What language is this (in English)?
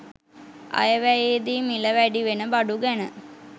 Sinhala